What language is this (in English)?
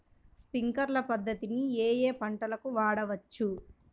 Telugu